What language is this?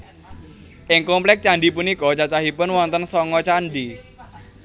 Javanese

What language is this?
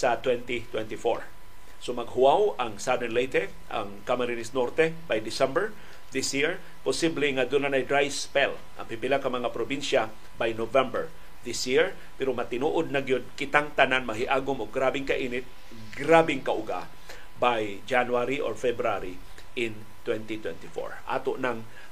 Filipino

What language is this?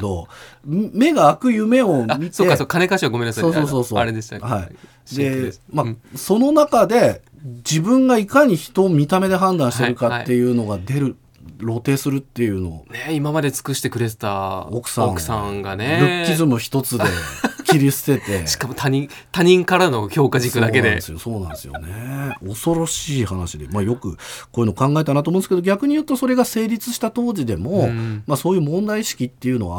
Japanese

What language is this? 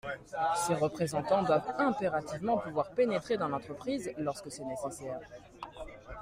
French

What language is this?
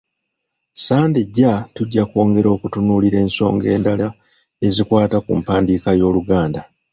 Ganda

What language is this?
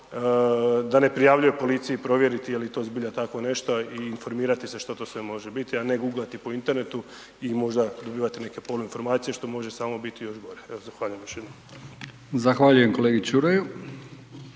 Croatian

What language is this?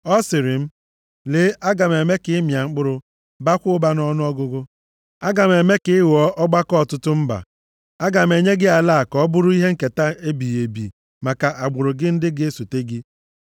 Igbo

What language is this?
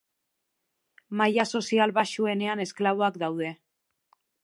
Basque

